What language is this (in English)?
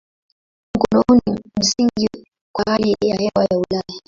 Swahili